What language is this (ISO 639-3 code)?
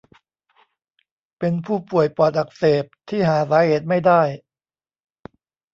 tha